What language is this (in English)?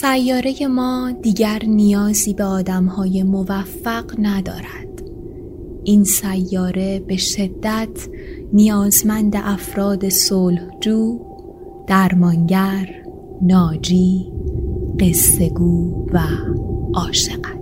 Persian